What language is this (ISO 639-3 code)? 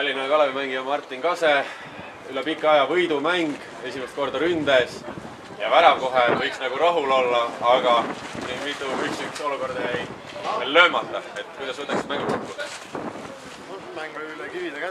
fin